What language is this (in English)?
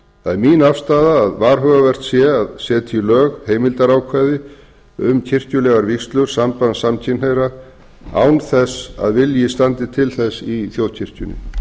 Icelandic